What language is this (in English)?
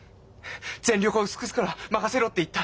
Japanese